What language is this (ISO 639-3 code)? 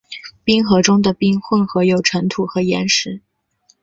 zho